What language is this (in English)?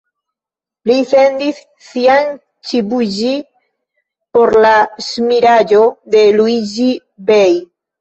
Esperanto